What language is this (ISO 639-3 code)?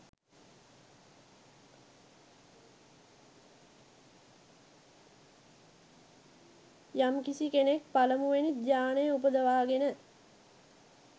sin